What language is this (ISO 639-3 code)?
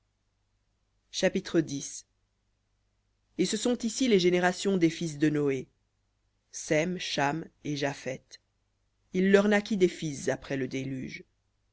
fra